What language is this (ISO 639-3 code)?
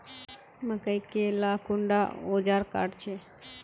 mag